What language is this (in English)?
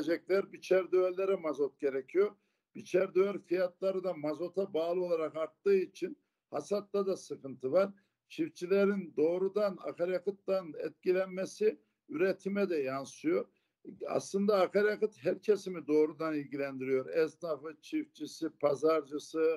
Turkish